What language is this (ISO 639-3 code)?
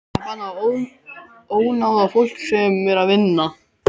isl